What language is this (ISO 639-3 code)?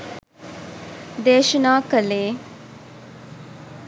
sin